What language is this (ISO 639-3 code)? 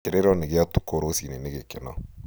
kik